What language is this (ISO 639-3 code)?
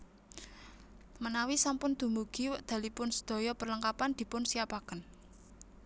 jav